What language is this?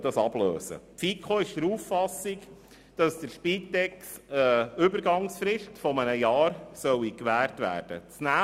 Swiss German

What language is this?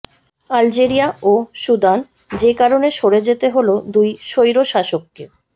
Bangla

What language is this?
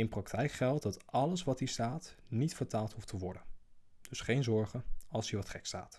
Dutch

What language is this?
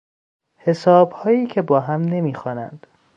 Persian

